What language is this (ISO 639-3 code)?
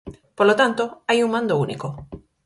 glg